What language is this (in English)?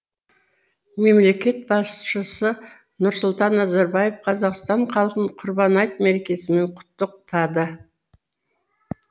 Kazakh